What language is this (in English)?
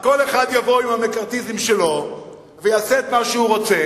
Hebrew